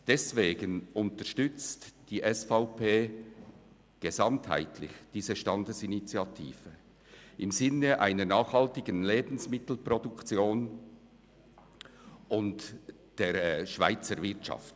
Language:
Swiss German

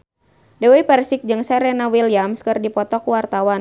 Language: Sundanese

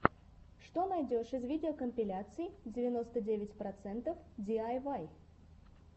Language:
Russian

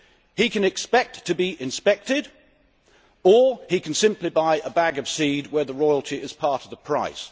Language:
English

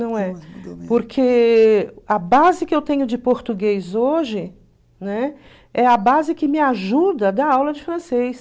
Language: Portuguese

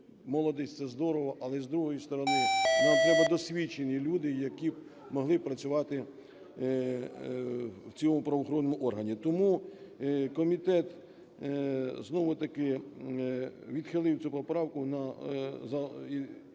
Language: Ukrainian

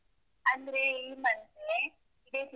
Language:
Kannada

